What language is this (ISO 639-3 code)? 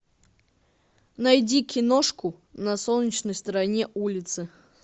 rus